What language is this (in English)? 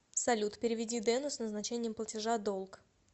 Russian